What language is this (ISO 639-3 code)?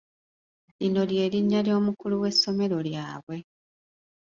lug